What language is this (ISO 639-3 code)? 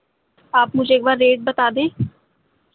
urd